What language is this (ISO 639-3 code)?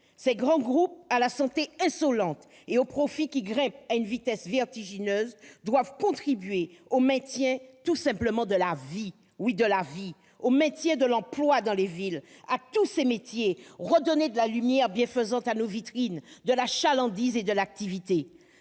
fra